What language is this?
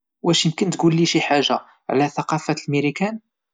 Moroccan Arabic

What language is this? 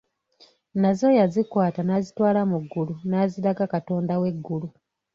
Ganda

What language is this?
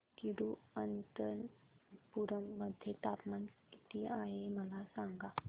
Marathi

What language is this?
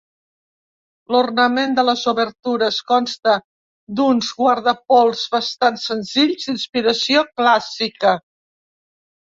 Catalan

